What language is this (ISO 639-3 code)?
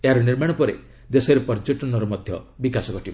ori